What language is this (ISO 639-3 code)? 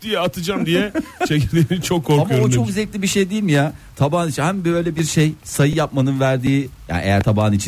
tur